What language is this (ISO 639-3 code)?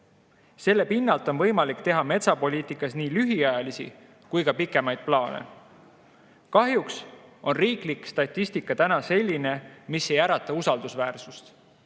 est